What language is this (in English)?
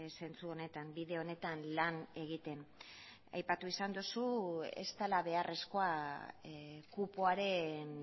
Basque